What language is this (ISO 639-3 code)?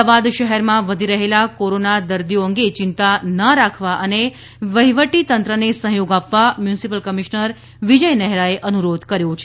guj